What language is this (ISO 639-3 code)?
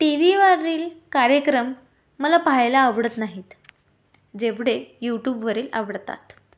mar